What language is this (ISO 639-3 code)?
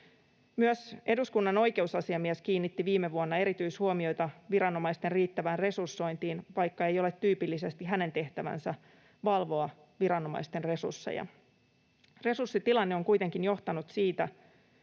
fin